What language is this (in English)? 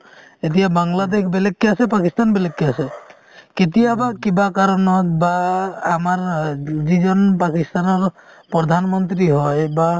Assamese